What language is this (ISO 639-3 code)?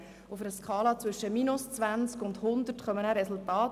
gsw